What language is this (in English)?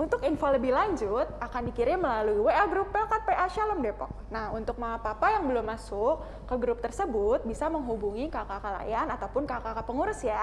Indonesian